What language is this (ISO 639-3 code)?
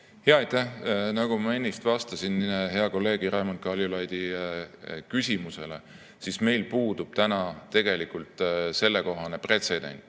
est